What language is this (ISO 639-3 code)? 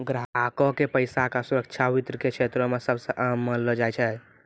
mai